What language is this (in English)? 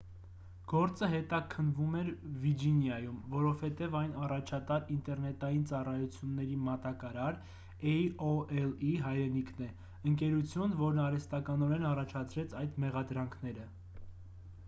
Armenian